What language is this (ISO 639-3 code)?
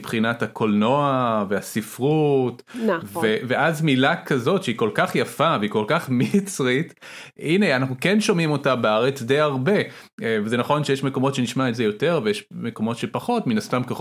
heb